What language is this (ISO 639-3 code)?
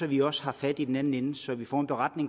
dan